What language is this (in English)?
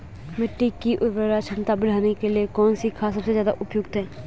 Hindi